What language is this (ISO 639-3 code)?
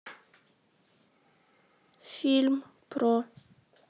rus